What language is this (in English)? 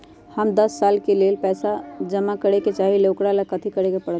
Magahi